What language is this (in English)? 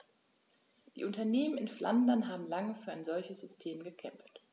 German